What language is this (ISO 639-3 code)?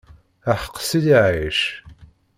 kab